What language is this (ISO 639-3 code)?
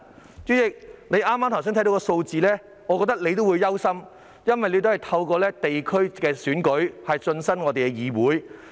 yue